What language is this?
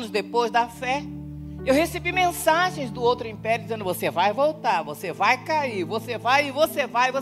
Portuguese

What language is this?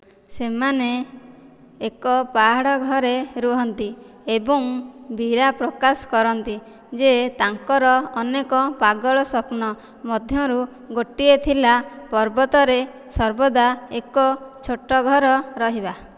Odia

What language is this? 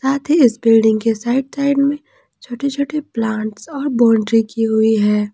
Hindi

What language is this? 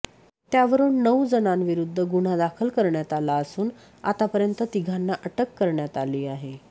Marathi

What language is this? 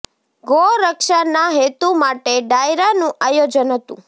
Gujarati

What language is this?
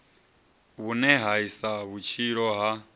Venda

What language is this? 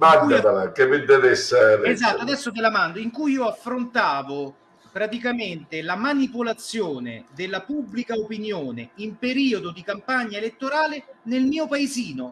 Italian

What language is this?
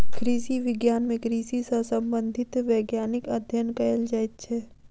Maithili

